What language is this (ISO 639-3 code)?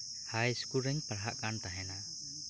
sat